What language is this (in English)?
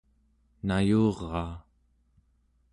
Central Yupik